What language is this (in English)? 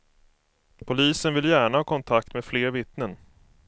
Swedish